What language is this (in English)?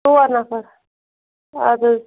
Kashmiri